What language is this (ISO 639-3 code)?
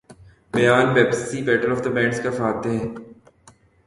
urd